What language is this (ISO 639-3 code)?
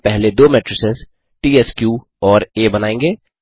hin